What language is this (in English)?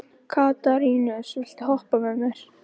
Icelandic